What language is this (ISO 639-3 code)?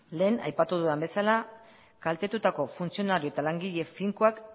eus